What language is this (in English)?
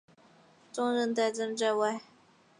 Chinese